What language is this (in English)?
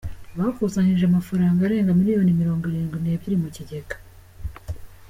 Kinyarwanda